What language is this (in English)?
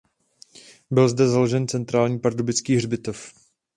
Czech